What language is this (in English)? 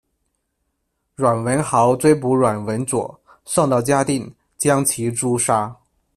Chinese